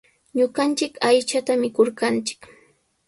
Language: Sihuas Ancash Quechua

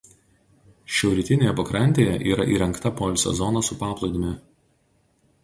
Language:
Lithuanian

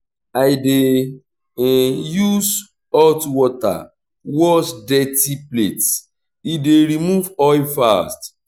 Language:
Nigerian Pidgin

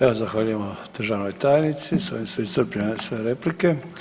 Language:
Croatian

